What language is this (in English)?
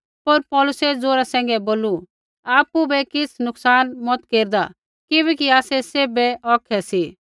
Kullu Pahari